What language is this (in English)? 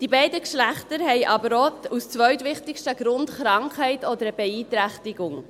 Swiss German